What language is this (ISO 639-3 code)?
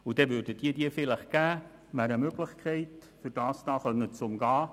gsw